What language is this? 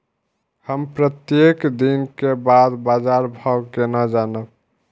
Maithili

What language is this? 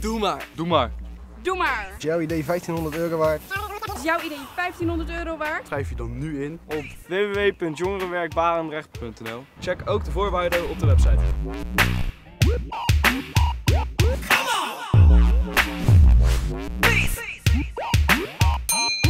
Dutch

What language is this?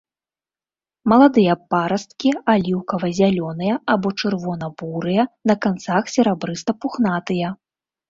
Belarusian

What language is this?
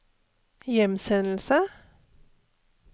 Norwegian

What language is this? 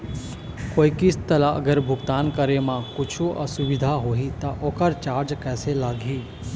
Chhattisgarhi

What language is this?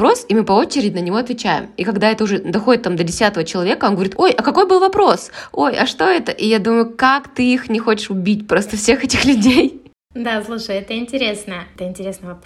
Russian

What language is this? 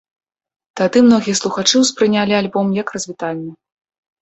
Belarusian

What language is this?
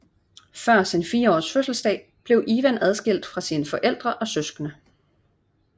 Danish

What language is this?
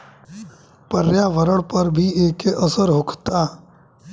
Bhojpuri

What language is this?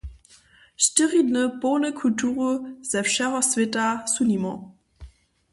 Upper Sorbian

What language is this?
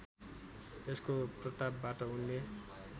Nepali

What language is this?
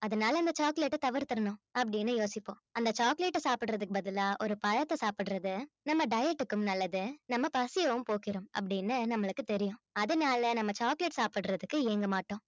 Tamil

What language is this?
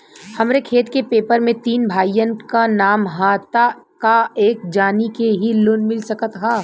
Bhojpuri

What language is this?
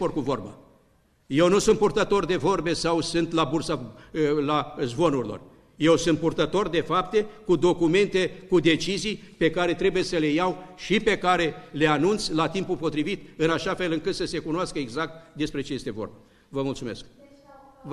Romanian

